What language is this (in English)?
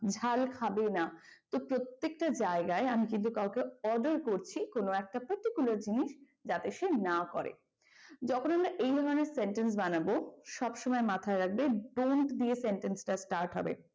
Bangla